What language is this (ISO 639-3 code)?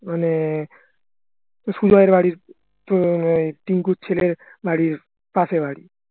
ben